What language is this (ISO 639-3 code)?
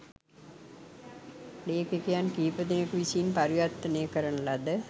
sin